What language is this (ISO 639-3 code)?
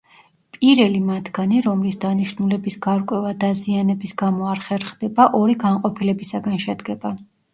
kat